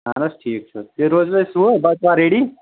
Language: Kashmiri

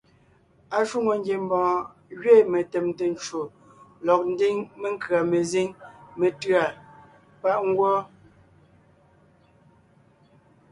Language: Ngiemboon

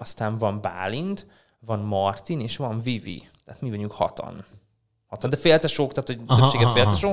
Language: Hungarian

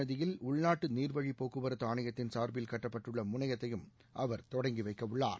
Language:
Tamil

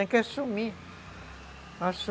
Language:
Portuguese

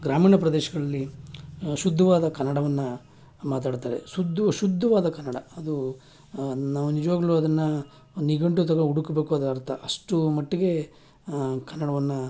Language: Kannada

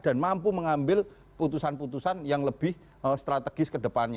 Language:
Indonesian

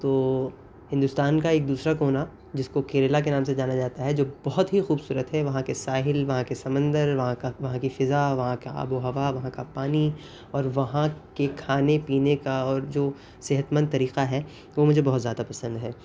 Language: Urdu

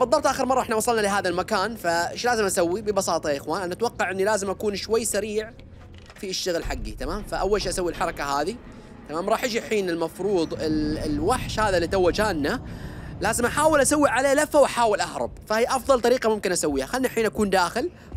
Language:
Arabic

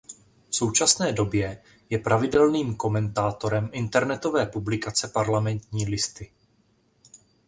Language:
Czech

